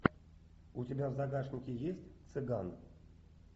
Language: Russian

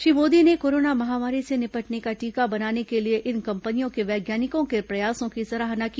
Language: Hindi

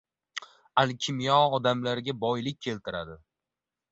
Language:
Uzbek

